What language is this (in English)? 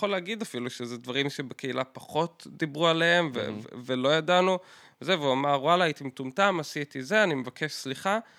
Hebrew